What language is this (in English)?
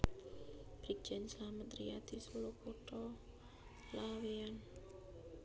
Javanese